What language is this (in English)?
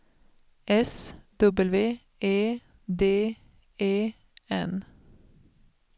Swedish